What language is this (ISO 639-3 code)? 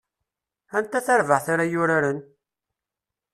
kab